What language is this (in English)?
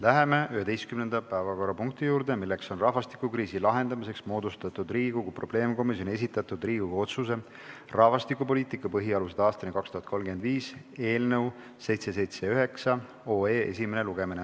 Estonian